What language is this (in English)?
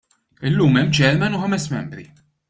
Maltese